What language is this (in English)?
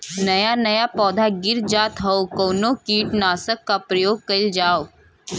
Bhojpuri